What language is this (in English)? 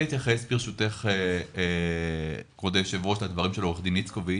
Hebrew